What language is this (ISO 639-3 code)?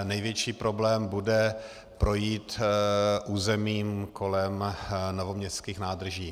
ces